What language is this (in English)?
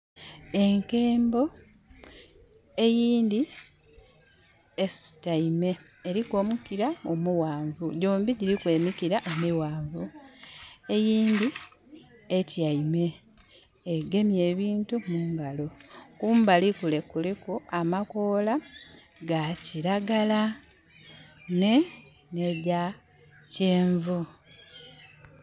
Soga